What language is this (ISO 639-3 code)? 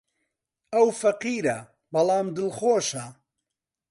ckb